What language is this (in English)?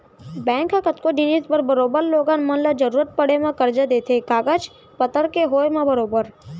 Chhattisgarhi